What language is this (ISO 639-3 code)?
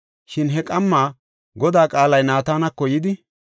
gof